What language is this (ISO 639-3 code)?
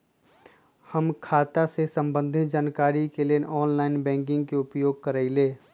mag